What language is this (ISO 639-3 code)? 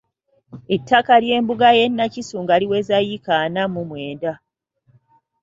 lug